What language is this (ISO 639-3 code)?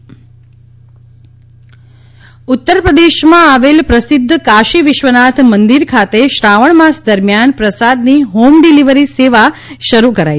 guj